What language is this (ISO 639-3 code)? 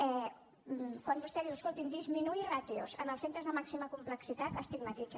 cat